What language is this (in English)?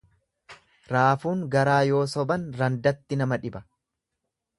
Oromo